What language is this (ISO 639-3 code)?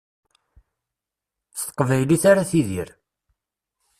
kab